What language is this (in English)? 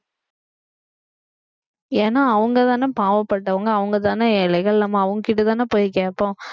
Tamil